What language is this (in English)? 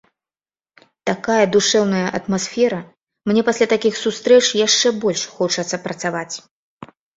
Belarusian